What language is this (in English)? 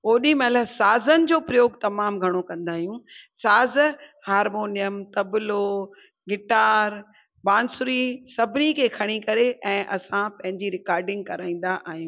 Sindhi